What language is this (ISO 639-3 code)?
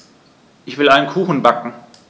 deu